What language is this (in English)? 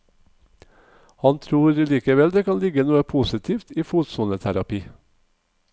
Norwegian